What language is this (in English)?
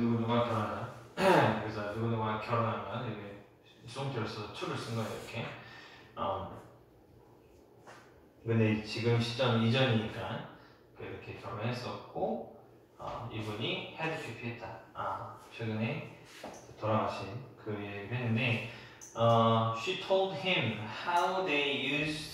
Korean